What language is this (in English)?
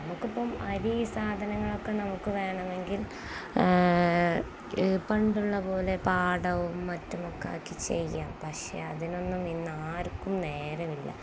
Malayalam